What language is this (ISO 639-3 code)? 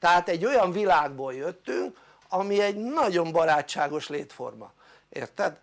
hun